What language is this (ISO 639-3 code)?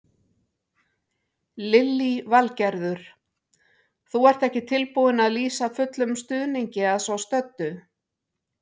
isl